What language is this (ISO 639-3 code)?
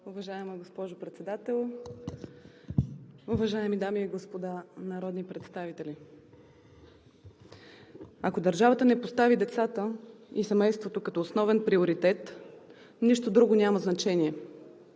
bul